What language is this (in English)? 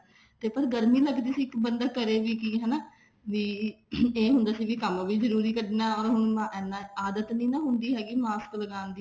Punjabi